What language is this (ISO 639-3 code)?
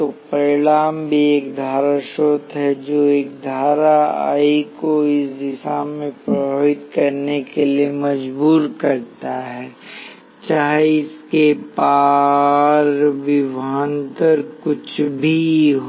hin